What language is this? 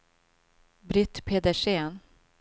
Swedish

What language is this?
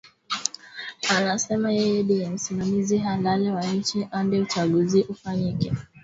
Swahili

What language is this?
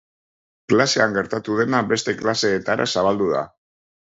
Basque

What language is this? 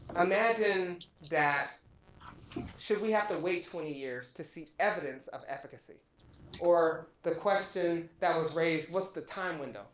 English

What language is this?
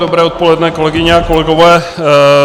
Czech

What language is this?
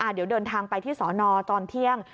Thai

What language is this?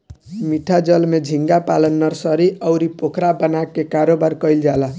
Bhojpuri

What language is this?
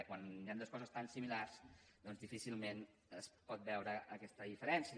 Catalan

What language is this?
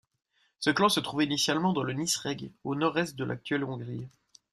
French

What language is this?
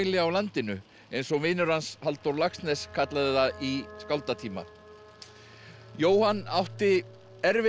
Icelandic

